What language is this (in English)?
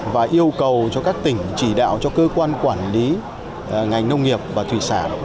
Vietnamese